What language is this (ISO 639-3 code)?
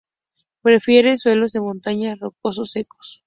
spa